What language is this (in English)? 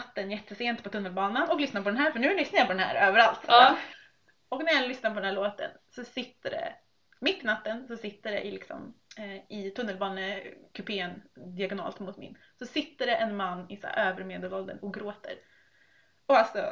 Swedish